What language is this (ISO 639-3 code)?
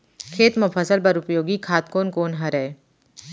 hne